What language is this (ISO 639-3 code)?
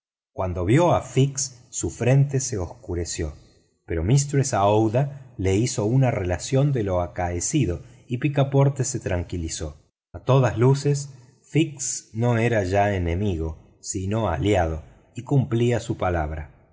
spa